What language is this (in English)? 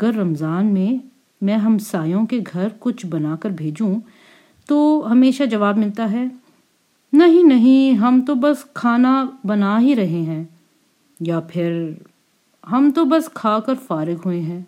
Urdu